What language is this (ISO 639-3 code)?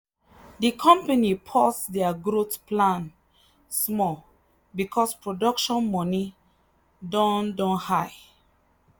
pcm